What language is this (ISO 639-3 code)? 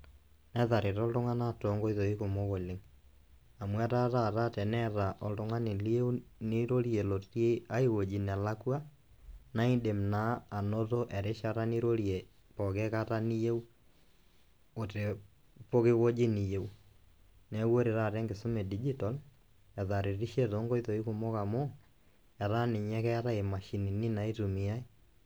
mas